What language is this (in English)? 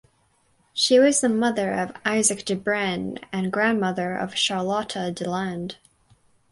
English